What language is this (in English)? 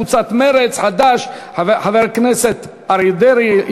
Hebrew